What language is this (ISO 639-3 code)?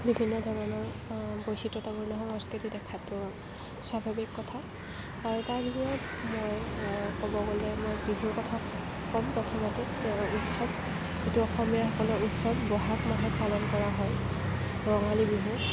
asm